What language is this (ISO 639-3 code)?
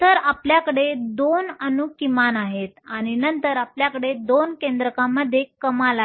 mar